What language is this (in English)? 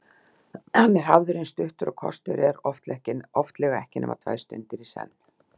Icelandic